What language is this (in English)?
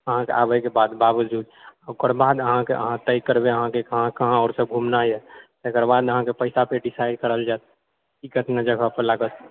Maithili